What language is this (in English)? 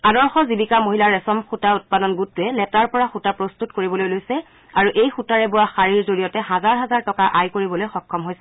Assamese